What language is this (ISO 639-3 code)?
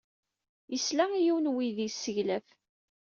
kab